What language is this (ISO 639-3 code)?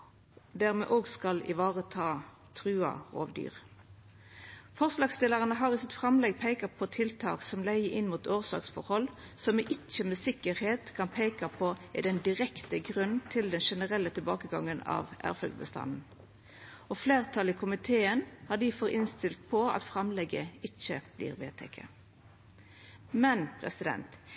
nno